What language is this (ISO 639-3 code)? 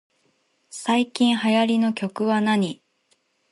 jpn